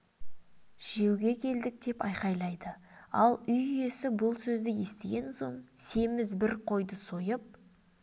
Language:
Kazakh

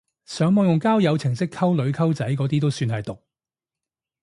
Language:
Cantonese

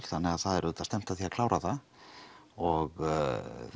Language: Icelandic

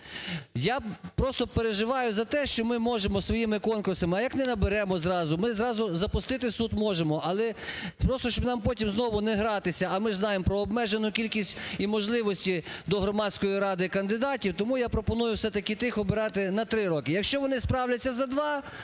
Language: Ukrainian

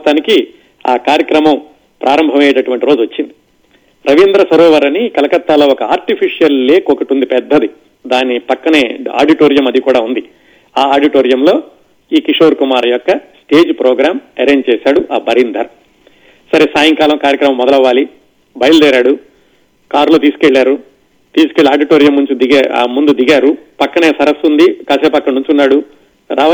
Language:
Telugu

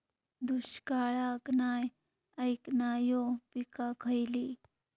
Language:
Marathi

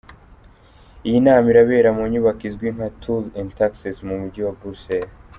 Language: Kinyarwanda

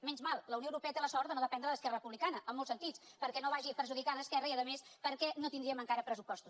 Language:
Catalan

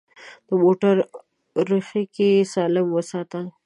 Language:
Pashto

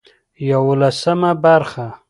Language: Pashto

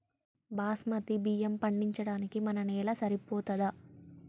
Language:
Telugu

